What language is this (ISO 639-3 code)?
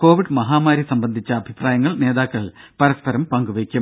mal